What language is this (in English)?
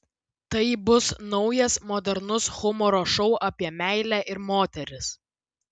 Lithuanian